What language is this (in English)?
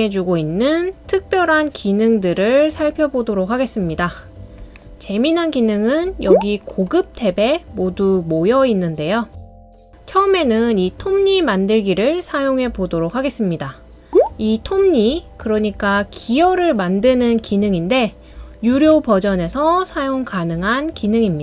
Korean